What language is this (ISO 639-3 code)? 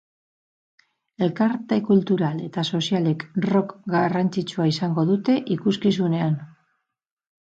eus